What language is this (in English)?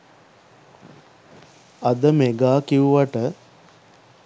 Sinhala